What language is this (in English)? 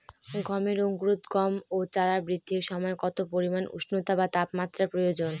Bangla